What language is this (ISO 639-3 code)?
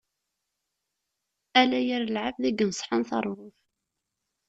kab